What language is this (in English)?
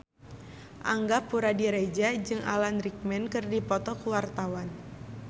Sundanese